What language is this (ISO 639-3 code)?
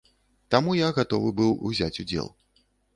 bel